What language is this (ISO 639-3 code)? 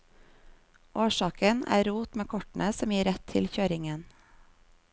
nor